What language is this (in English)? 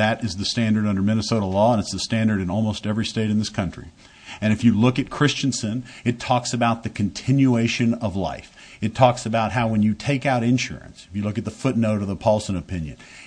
English